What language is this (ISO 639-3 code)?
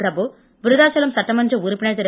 tam